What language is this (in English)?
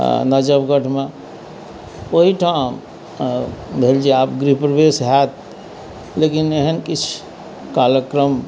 Maithili